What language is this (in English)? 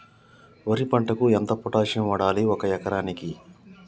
Telugu